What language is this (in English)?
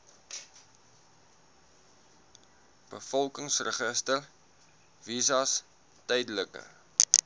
Afrikaans